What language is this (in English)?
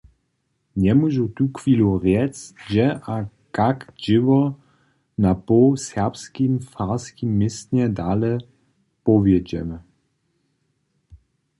Upper Sorbian